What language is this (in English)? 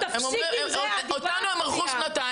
Hebrew